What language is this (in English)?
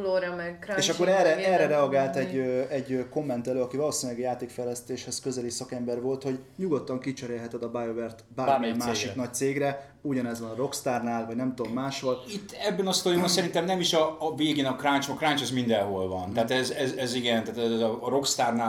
Hungarian